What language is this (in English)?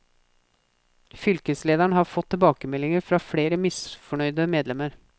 Norwegian